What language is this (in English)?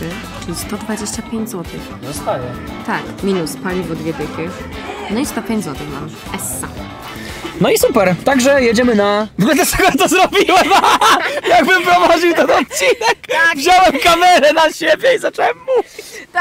Polish